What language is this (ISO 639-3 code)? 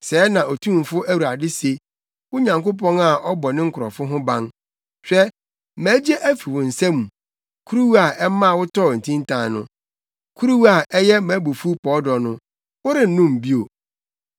aka